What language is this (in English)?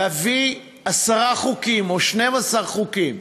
Hebrew